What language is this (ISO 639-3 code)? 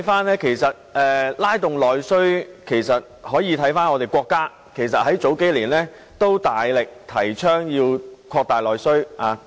yue